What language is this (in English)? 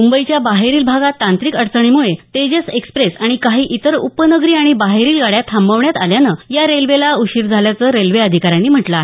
Marathi